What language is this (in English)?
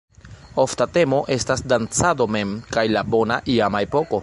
Esperanto